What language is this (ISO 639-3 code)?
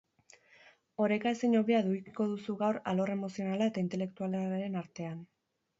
eus